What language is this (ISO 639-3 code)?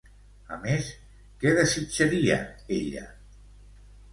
cat